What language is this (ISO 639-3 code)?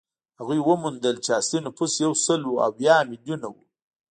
pus